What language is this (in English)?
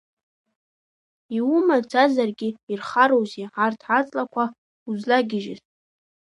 Abkhazian